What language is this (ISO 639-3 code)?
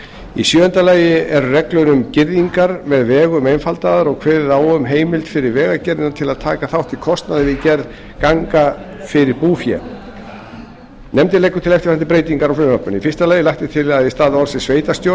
isl